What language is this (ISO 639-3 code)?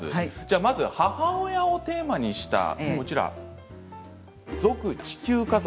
jpn